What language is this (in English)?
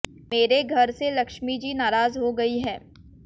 Hindi